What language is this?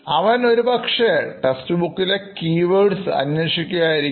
Malayalam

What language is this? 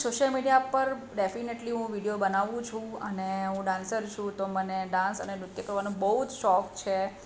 Gujarati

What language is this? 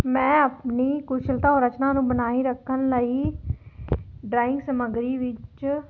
Punjabi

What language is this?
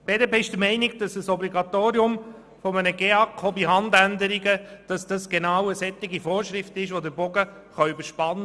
Swiss German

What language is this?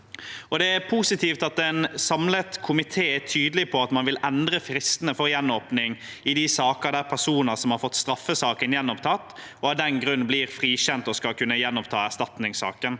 Norwegian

